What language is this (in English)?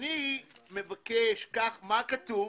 Hebrew